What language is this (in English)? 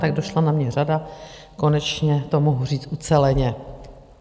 Czech